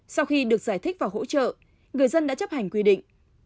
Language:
Vietnamese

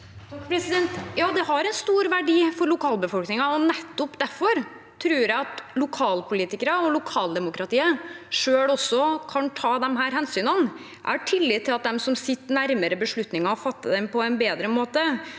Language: Norwegian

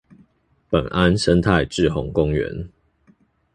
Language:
Chinese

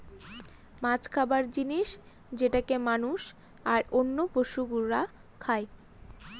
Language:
Bangla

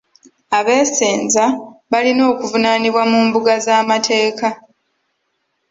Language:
Ganda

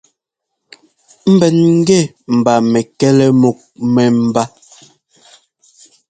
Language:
Ngomba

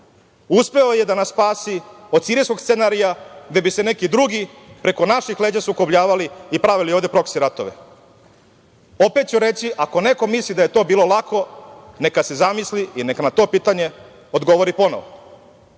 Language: Serbian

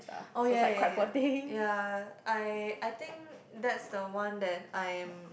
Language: English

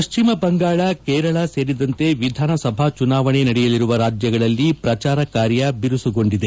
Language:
Kannada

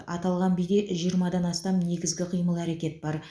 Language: Kazakh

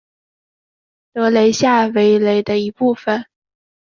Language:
Chinese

